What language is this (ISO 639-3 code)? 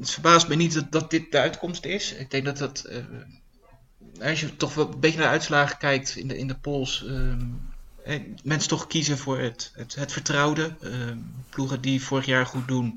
nld